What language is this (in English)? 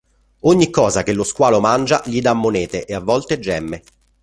Italian